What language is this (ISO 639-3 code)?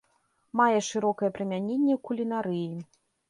bel